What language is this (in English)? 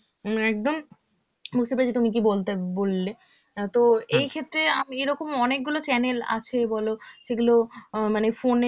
Bangla